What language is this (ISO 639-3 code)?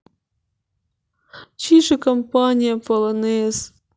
rus